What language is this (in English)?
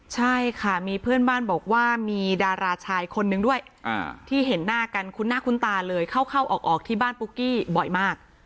Thai